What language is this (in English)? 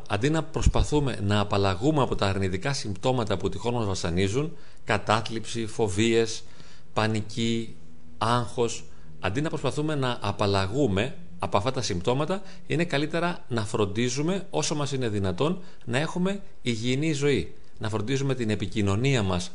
Greek